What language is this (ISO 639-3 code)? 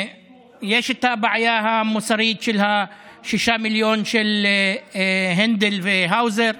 heb